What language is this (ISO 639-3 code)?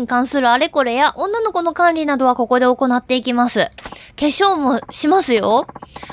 jpn